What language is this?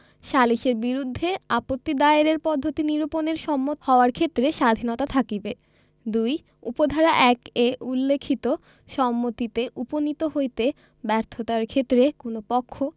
Bangla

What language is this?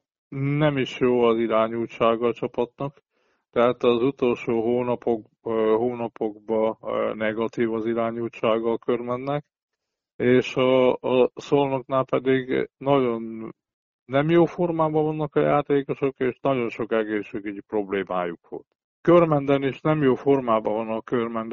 Hungarian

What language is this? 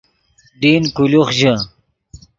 Yidgha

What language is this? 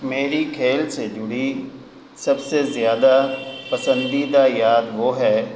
Urdu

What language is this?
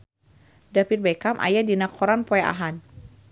Sundanese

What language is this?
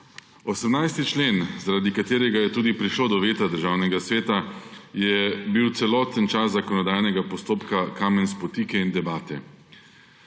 Slovenian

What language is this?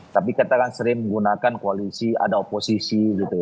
Indonesian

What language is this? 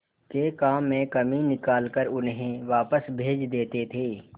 Hindi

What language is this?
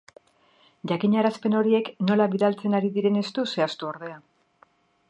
Basque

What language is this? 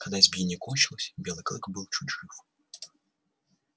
Russian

